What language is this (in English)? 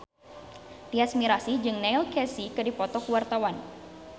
Sundanese